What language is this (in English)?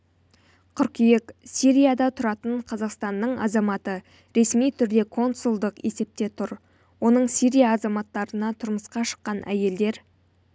Kazakh